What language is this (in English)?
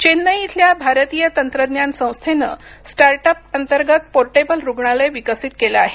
Marathi